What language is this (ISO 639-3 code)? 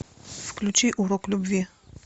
rus